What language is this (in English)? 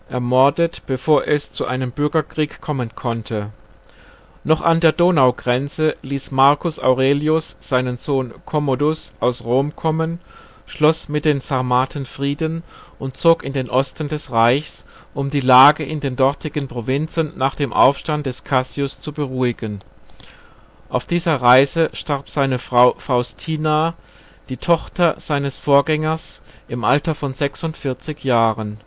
German